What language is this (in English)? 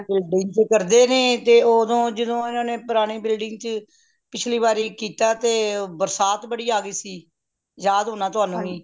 Punjabi